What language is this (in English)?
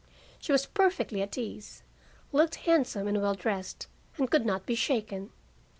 English